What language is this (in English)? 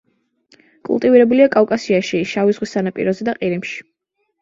Georgian